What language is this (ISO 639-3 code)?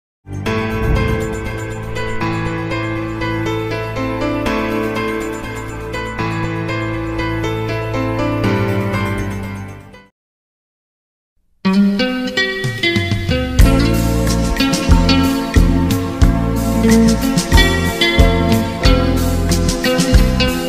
vie